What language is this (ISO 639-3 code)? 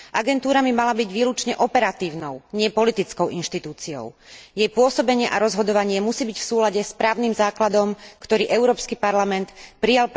slk